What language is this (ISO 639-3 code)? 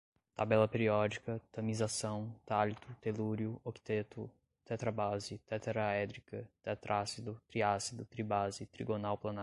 por